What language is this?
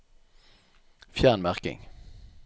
Norwegian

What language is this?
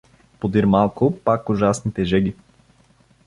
Bulgarian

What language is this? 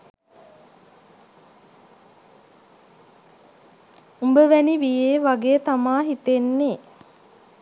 Sinhala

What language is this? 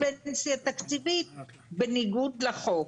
Hebrew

